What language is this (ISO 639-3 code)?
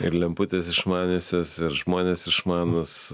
lit